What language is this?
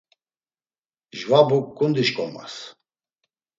Laz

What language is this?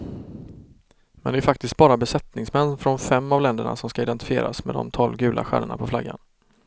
Swedish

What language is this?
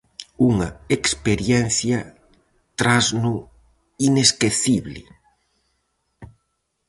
Galician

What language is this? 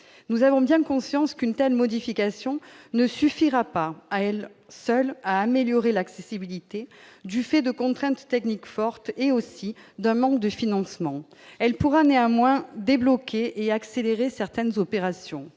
French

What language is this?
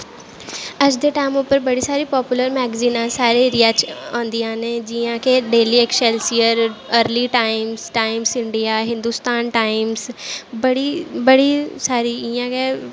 Dogri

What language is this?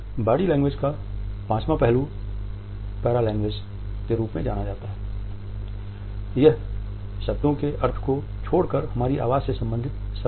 Hindi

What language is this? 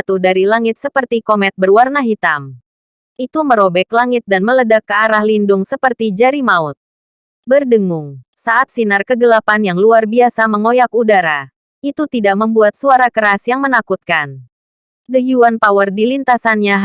Indonesian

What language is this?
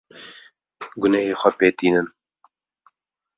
Kurdish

